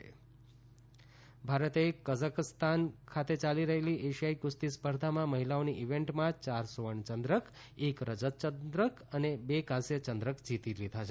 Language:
Gujarati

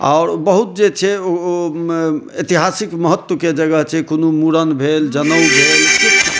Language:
Maithili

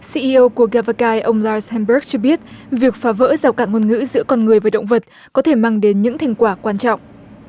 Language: Vietnamese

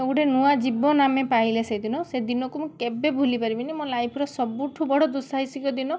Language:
Odia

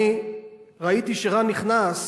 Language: Hebrew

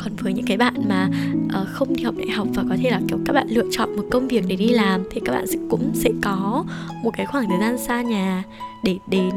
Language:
Vietnamese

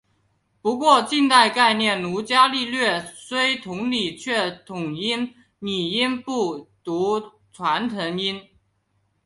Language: Chinese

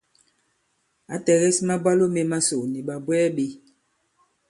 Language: Bankon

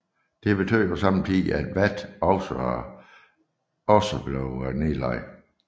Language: Danish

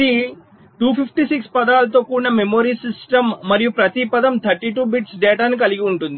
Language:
Telugu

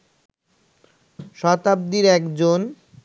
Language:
Bangla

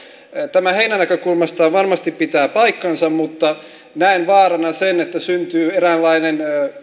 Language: Finnish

